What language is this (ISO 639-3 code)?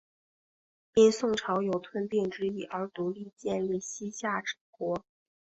zho